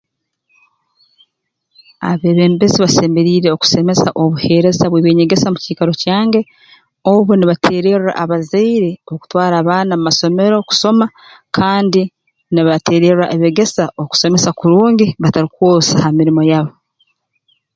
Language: Tooro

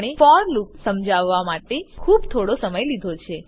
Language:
Gujarati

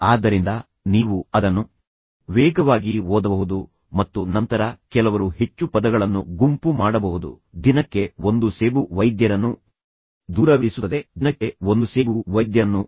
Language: Kannada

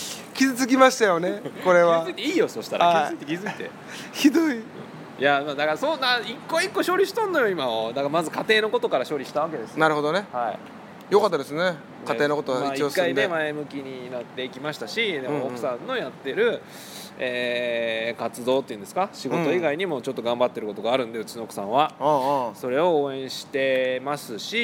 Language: Japanese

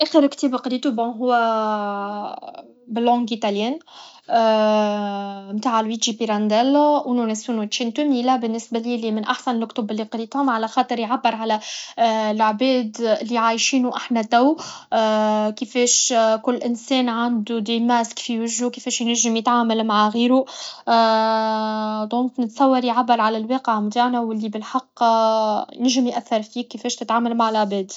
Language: Tunisian Arabic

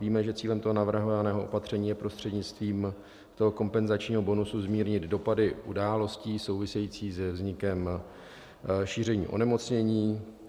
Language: Czech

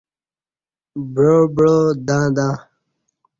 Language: Kati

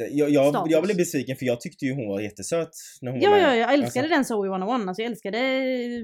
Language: Swedish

